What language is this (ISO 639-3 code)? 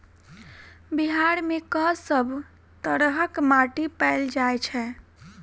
mai